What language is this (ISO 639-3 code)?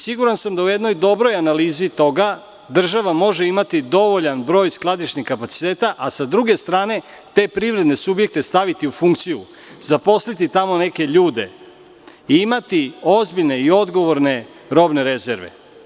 srp